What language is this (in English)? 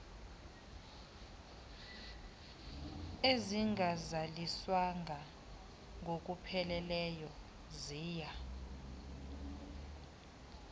Xhosa